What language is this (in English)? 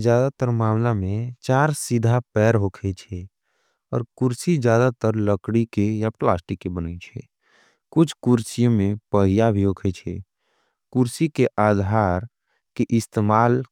Angika